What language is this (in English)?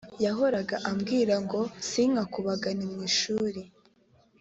Kinyarwanda